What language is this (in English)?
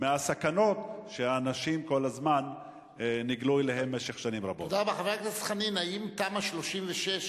Hebrew